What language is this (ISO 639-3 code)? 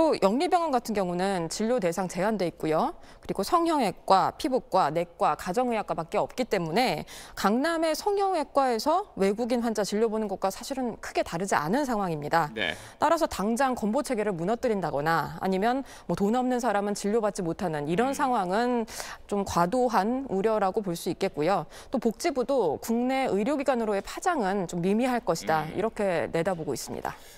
kor